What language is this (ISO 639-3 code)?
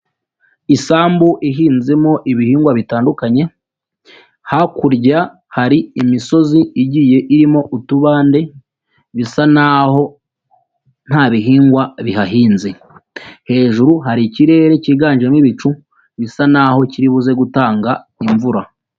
kin